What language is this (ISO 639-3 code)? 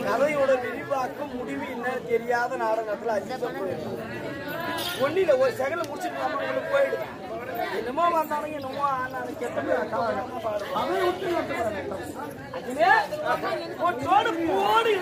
ara